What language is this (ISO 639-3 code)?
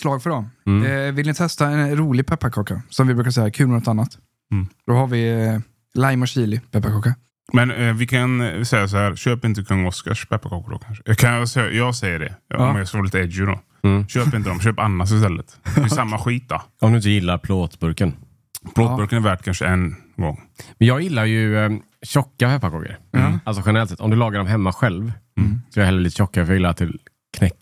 swe